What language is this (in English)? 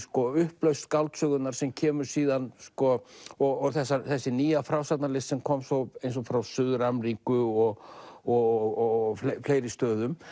Icelandic